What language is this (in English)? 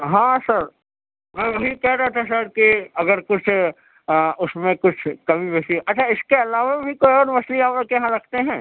Urdu